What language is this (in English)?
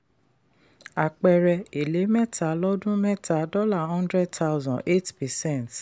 Yoruba